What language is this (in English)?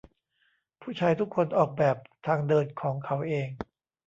Thai